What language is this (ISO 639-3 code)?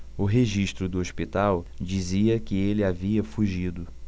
por